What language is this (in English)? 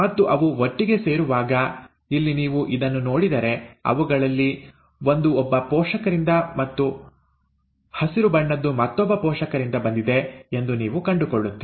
Kannada